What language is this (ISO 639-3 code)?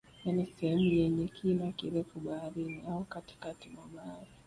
swa